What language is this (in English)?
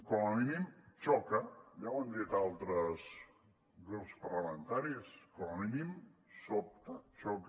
Catalan